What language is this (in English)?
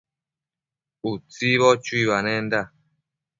Matsés